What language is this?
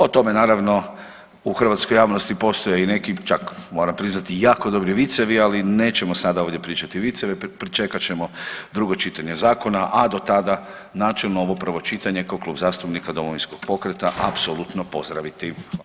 Croatian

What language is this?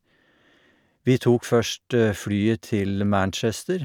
Norwegian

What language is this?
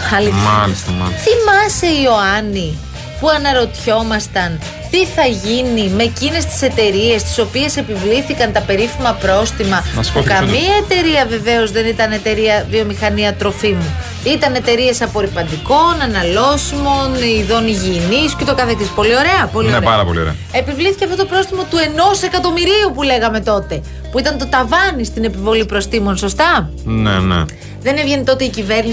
Greek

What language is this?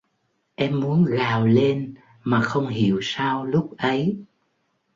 Vietnamese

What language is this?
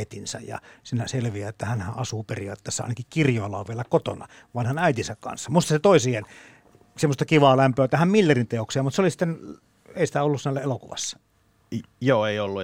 Finnish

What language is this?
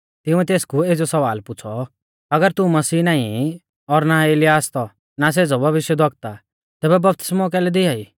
Mahasu Pahari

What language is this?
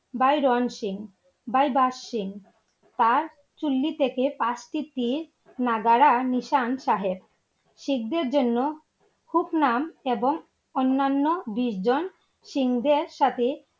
Bangla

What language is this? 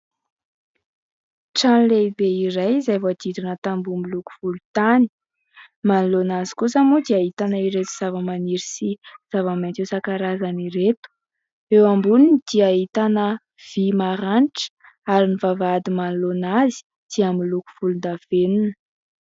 Malagasy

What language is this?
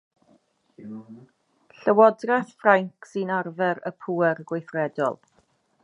Welsh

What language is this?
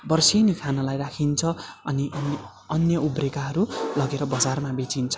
Nepali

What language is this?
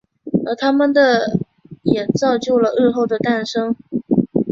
Chinese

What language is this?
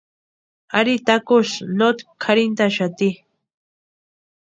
Western Highland Purepecha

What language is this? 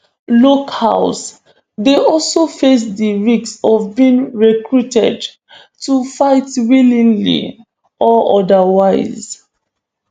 Nigerian Pidgin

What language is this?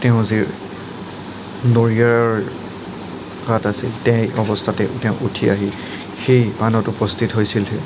Assamese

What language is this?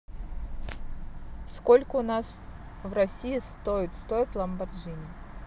Russian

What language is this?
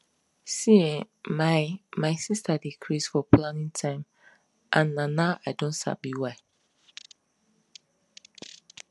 Nigerian Pidgin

